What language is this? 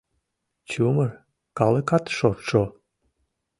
Mari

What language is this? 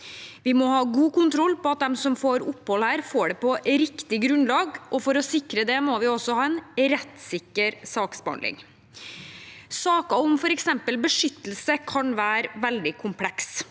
Norwegian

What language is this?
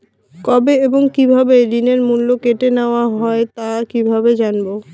Bangla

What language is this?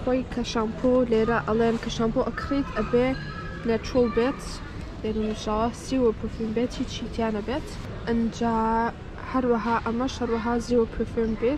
Arabic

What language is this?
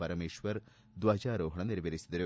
Kannada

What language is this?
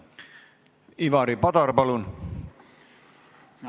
Estonian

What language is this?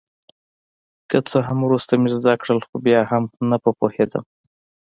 Pashto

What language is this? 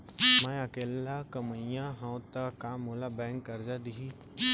Chhattisgarhi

